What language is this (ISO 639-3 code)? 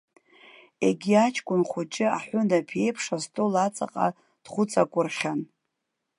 abk